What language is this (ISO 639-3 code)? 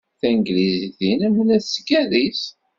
kab